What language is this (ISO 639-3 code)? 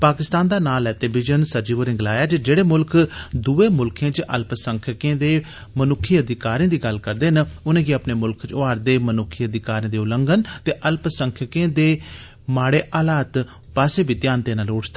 doi